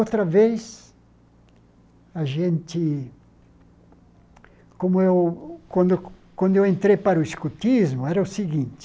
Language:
Portuguese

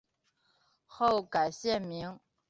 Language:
Chinese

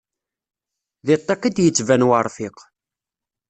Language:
Kabyle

